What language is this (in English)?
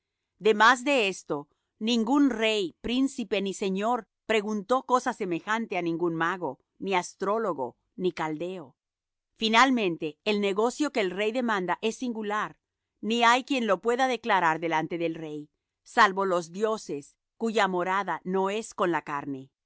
Spanish